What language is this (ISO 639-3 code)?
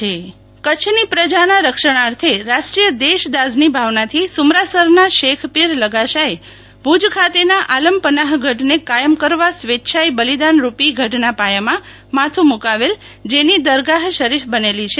guj